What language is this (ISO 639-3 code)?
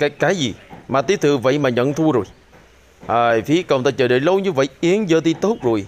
vie